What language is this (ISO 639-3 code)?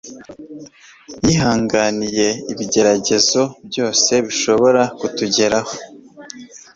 kin